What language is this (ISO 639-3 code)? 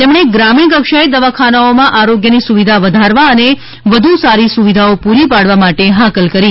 guj